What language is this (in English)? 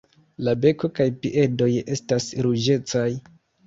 Esperanto